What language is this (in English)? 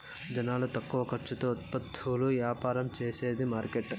Telugu